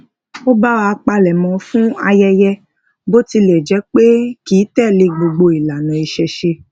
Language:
Yoruba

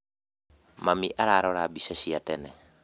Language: Kikuyu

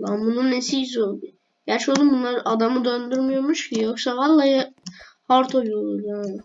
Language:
Turkish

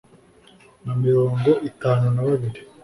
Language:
Kinyarwanda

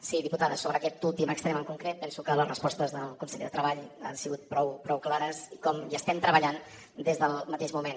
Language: Catalan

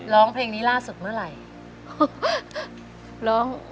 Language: Thai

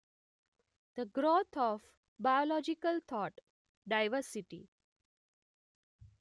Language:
Gujarati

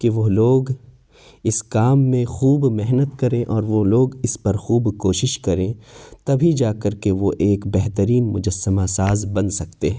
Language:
Urdu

